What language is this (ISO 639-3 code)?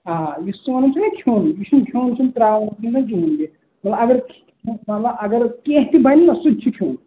kas